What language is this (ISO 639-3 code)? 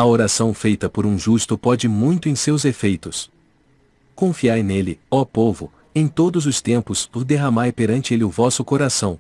por